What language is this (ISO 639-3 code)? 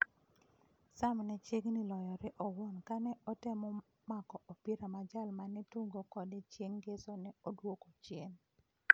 luo